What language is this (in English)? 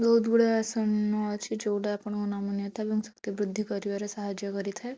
Odia